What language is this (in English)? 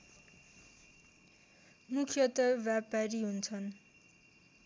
Nepali